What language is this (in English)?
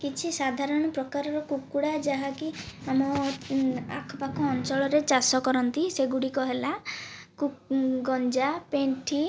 Odia